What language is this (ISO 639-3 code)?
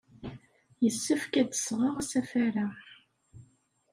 kab